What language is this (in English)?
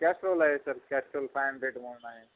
Marathi